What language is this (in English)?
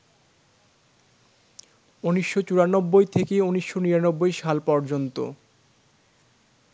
Bangla